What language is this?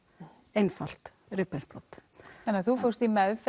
Icelandic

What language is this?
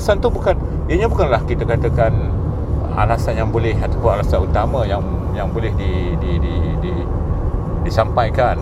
Malay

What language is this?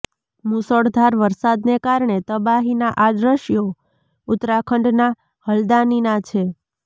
Gujarati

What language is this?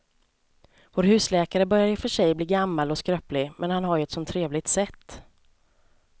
Swedish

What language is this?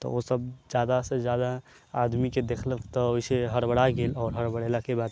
Maithili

